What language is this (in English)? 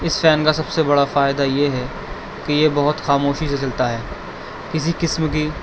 Urdu